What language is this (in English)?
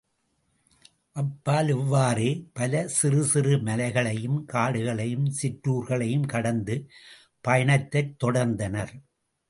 Tamil